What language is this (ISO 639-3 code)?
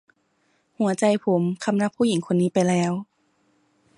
tha